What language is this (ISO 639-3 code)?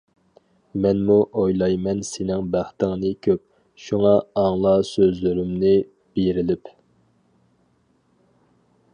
uig